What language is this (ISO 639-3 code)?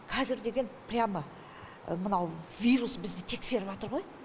kaz